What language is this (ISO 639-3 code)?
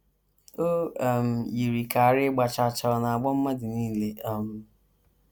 ibo